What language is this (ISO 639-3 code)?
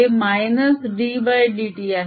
mar